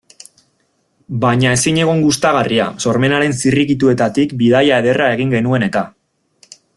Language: Basque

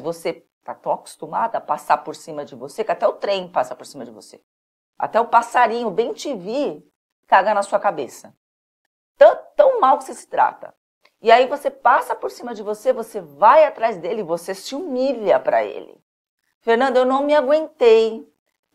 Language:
Portuguese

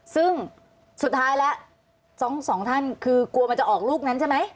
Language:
Thai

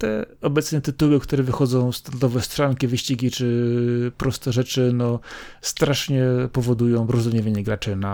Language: Polish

